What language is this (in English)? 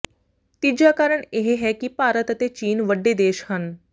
Punjabi